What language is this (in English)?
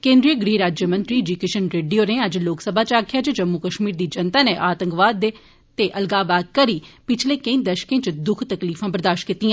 Dogri